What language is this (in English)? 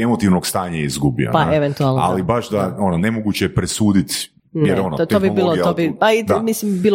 Croatian